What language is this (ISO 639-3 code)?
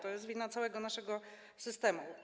pol